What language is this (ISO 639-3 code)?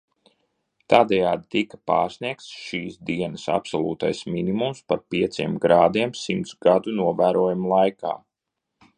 lav